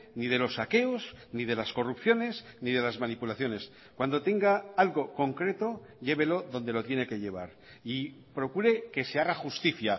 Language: Spanish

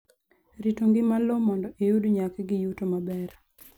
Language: Luo (Kenya and Tanzania)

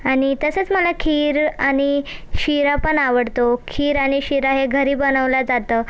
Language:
Marathi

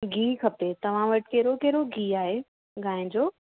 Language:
Sindhi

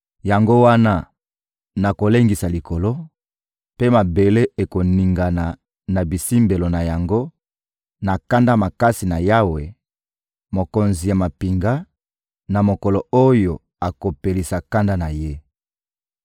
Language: Lingala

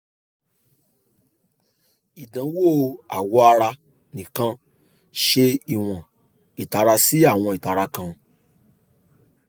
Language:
Yoruba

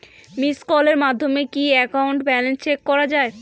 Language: Bangla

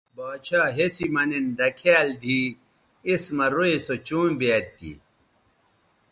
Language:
Bateri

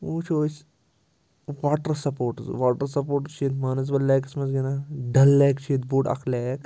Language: Kashmiri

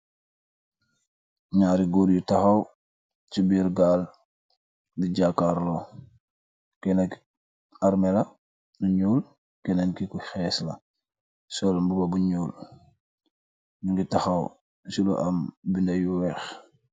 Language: Wolof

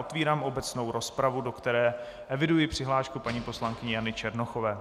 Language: Czech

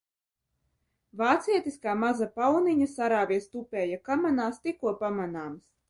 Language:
Latvian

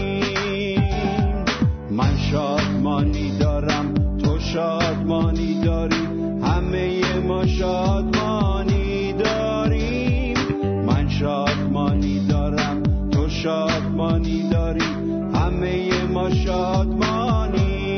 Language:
Persian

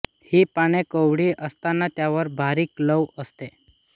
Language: Marathi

